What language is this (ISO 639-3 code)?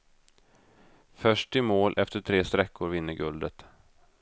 swe